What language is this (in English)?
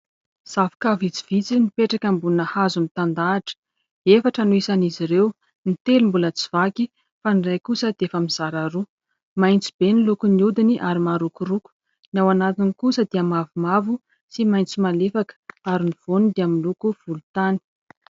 Malagasy